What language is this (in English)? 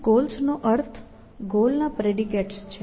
Gujarati